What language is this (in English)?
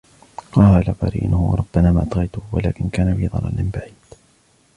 Arabic